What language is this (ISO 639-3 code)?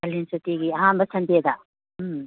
mni